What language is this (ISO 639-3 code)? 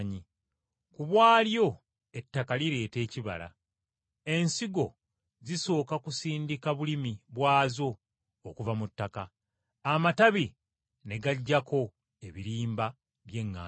lug